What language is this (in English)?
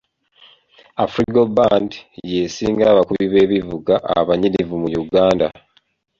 Ganda